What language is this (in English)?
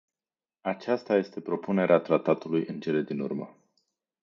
Romanian